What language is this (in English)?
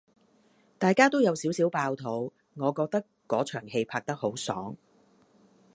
Cantonese